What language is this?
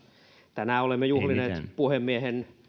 Finnish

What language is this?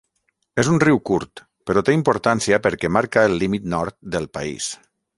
Catalan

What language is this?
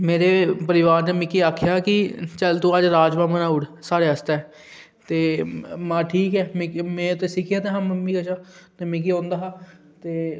Dogri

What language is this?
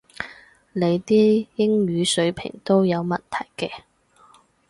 Cantonese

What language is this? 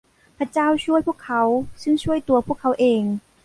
Thai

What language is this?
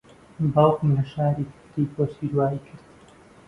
Central Kurdish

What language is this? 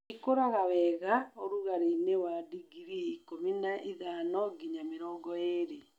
Kikuyu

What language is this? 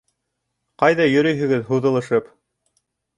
Bashkir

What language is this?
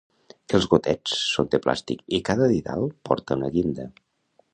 Catalan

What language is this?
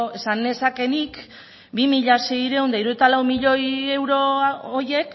Basque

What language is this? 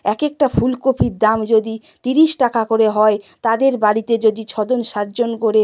Bangla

